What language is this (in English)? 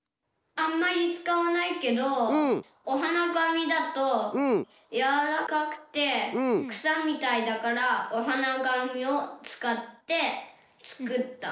Japanese